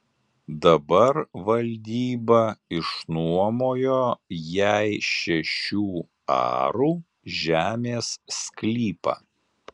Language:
Lithuanian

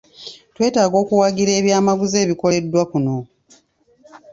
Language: Ganda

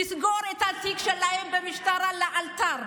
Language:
Hebrew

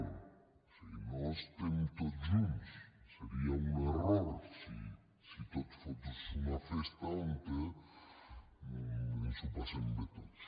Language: Catalan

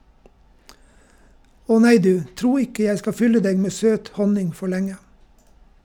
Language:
Norwegian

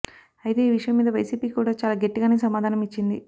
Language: Telugu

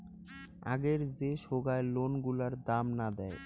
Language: Bangla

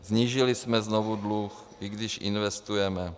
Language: Czech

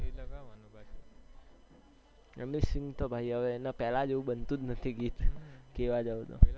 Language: Gujarati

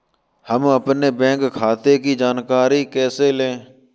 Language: Hindi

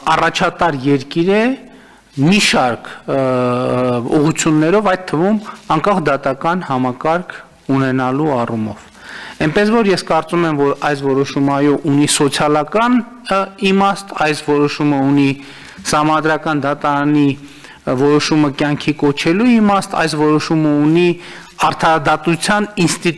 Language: Romanian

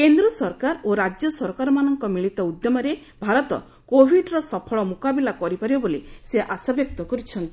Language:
Odia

